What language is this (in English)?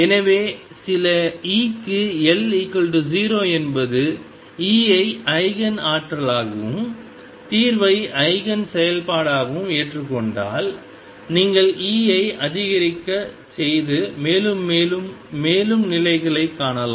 Tamil